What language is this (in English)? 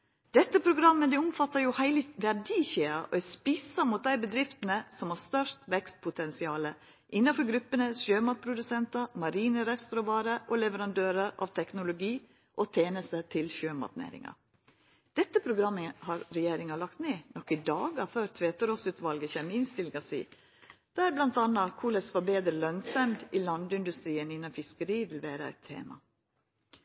Norwegian Nynorsk